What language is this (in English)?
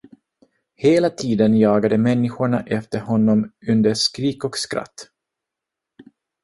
Swedish